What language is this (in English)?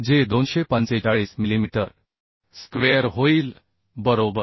Marathi